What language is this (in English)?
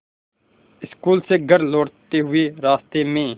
Hindi